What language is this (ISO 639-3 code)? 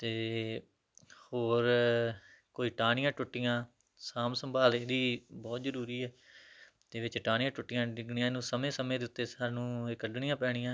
pan